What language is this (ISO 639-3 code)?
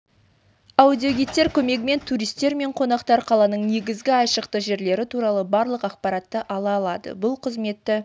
kaz